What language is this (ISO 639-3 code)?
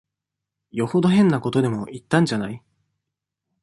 jpn